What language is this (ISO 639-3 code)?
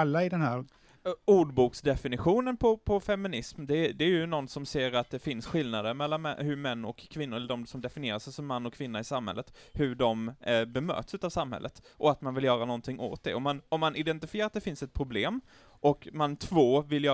swe